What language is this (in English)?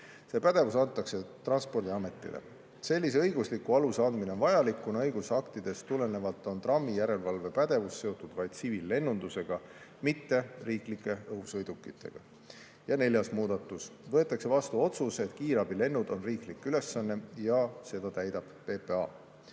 Estonian